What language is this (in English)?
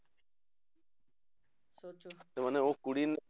Punjabi